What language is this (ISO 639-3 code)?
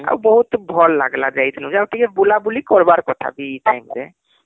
ori